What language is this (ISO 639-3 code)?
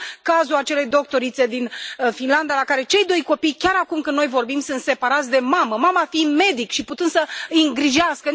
ron